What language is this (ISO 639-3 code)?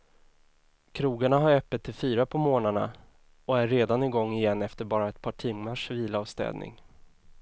swe